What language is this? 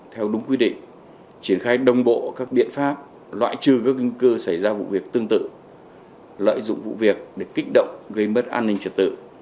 Vietnamese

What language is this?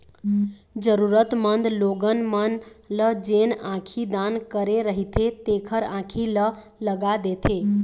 Chhattisgarhi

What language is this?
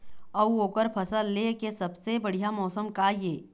Chhattisgarhi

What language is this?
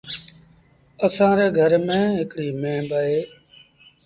Sindhi Bhil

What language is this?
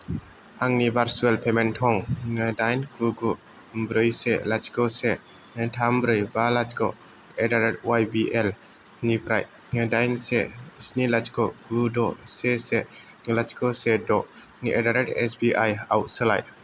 Bodo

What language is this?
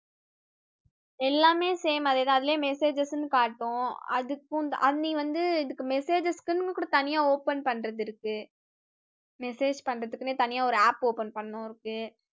Tamil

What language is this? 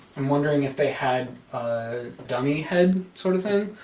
English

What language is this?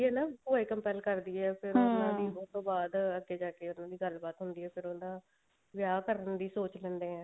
Punjabi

